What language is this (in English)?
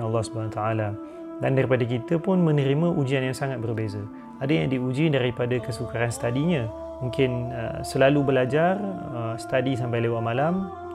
Malay